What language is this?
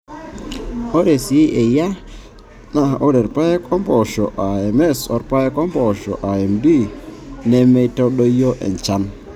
Masai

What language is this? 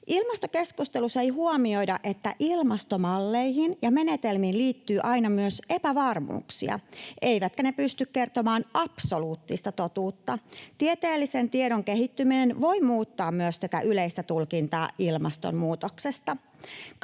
Finnish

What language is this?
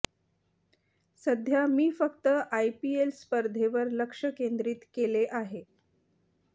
Marathi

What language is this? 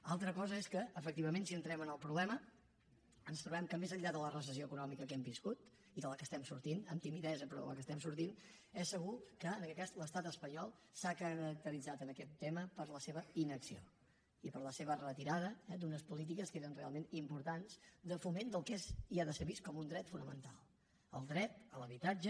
Catalan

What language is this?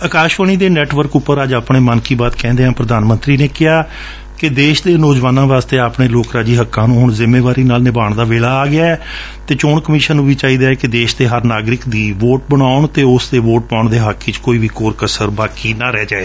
Punjabi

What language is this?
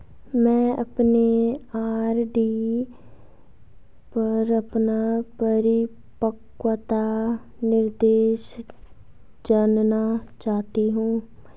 Hindi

